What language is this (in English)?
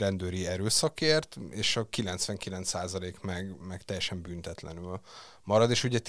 Hungarian